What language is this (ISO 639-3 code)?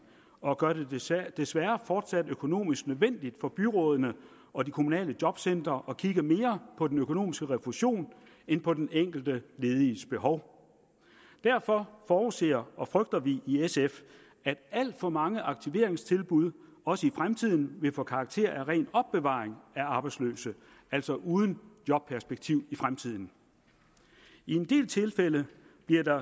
dan